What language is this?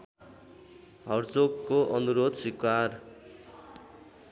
Nepali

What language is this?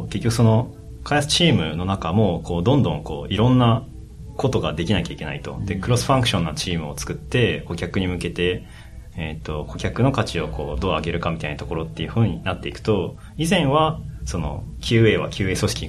Japanese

